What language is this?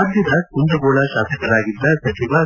Kannada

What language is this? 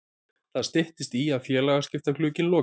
Icelandic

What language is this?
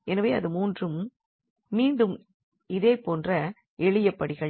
Tamil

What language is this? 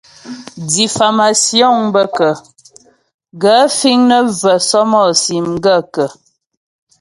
Ghomala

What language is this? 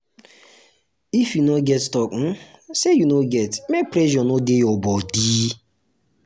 Nigerian Pidgin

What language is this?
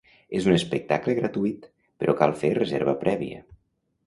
Catalan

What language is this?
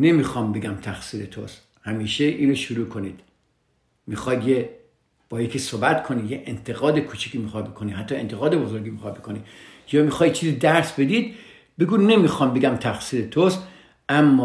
Persian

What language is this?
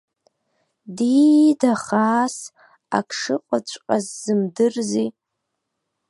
Abkhazian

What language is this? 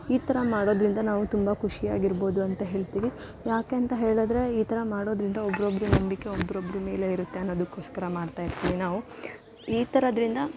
Kannada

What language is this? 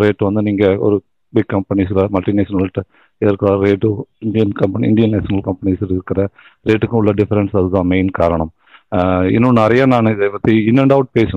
Tamil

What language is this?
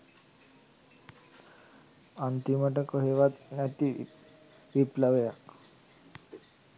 Sinhala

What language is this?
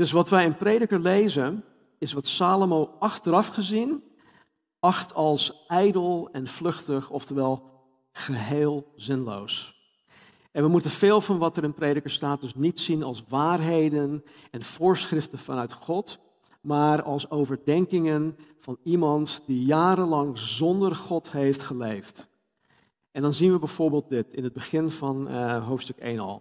Dutch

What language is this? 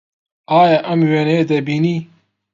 Central Kurdish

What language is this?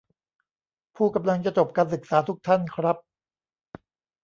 Thai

